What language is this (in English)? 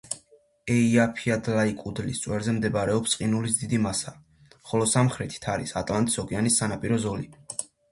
Georgian